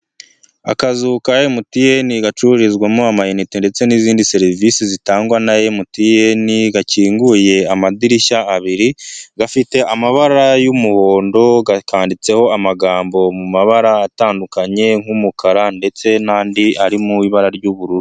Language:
Kinyarwanda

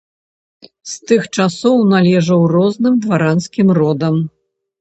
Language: Belarusian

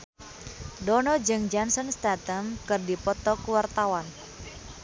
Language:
Sundanese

